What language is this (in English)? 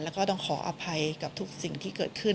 Thai